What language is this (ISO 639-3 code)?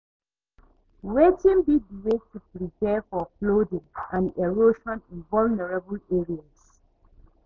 pcm